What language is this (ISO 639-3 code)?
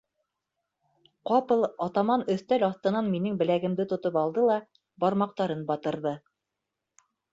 bak